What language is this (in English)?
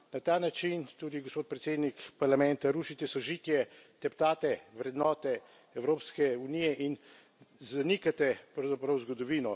Slovenian